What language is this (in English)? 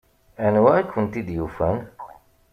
Kabyle